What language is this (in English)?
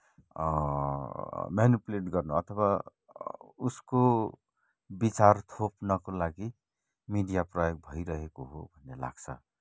Nepali